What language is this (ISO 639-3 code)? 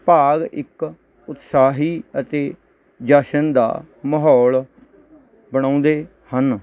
pan